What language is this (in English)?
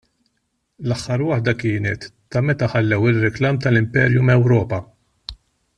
Maltese